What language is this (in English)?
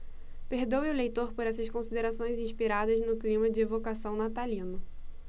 Portuguese